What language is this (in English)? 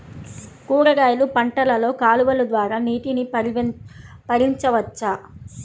Telugu